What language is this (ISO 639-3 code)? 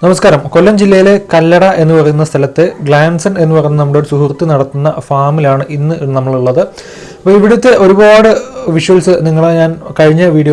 eng